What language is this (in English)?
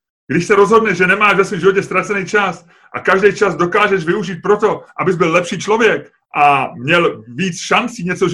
Czech